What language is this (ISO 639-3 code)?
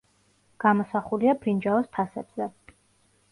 kat